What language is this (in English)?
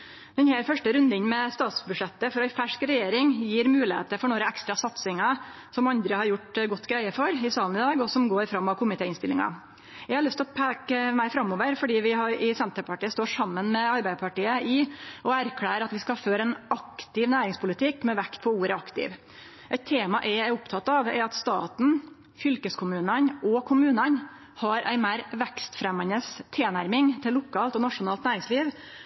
Norwegian Nynorsk